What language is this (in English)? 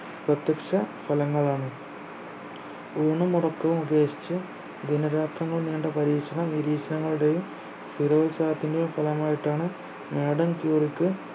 Malayalam